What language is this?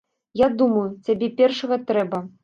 Belarusian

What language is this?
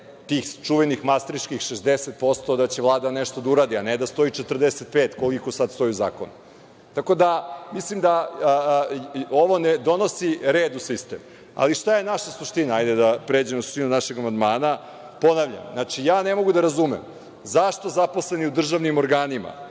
Serbian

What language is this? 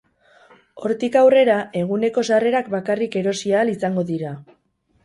Basque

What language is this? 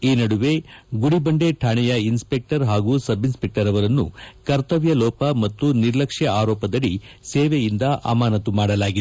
Kannada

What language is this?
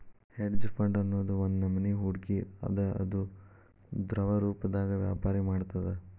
Kannada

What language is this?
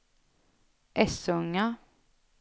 Swedish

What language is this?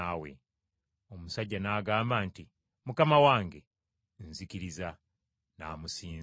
Ganda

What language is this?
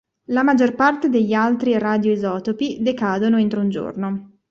Italian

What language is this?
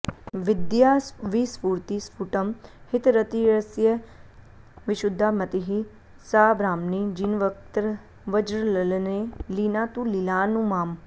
Sanskrit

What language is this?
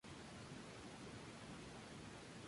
Spanish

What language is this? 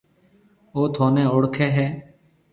Marwari (Pakistan)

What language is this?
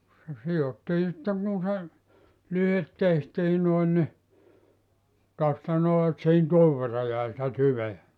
Finnish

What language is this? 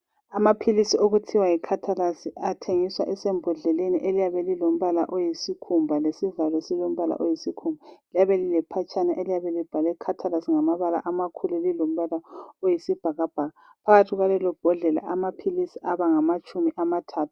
North Ndebele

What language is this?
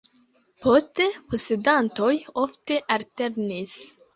Esperanto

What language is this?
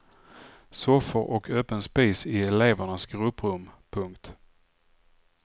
Swedish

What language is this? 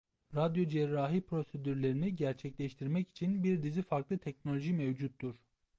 Turkish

